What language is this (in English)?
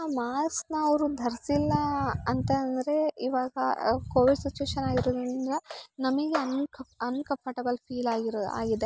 Kannada